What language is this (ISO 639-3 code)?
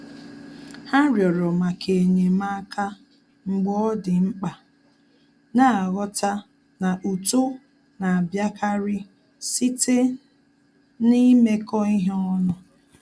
ibo